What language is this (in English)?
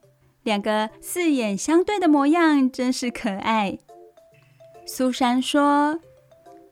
Chinese